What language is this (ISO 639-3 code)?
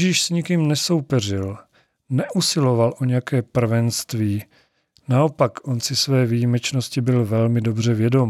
ces